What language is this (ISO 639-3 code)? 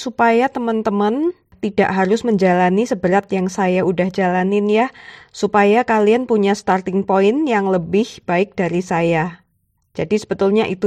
ind